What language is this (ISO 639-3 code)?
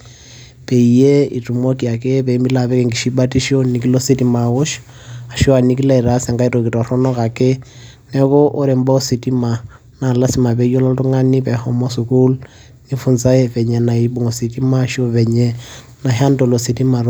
mas